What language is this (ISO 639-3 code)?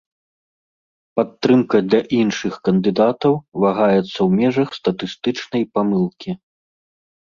bel